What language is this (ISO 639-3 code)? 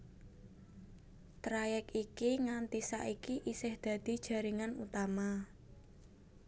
jav